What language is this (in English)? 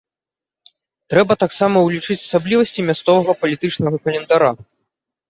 Belarusian